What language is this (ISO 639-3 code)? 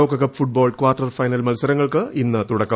mal